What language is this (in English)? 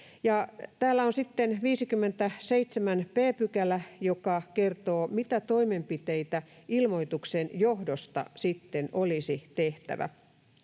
Finnish